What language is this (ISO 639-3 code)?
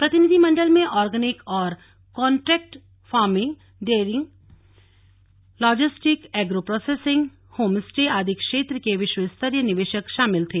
hin